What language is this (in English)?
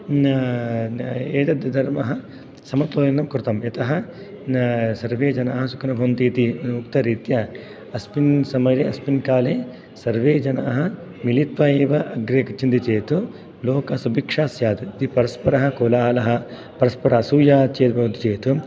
Sanskrit